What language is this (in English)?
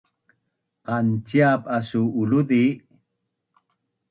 Bunun